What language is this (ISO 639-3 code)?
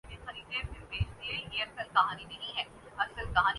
urd